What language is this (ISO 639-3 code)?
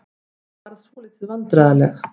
isl